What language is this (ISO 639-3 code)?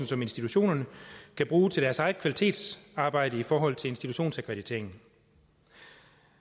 dan